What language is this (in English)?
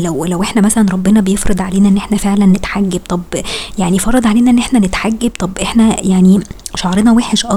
Arabic